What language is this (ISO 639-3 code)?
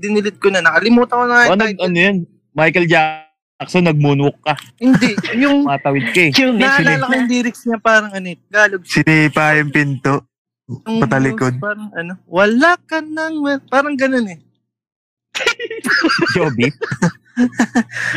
fil